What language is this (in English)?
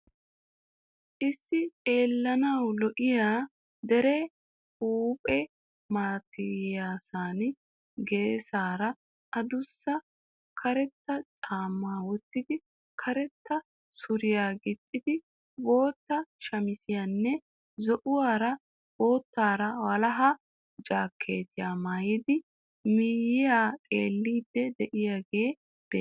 Wolaytta